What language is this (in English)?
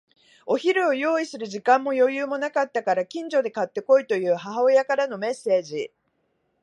Japanese